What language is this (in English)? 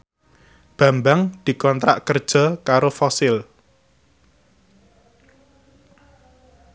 Javanese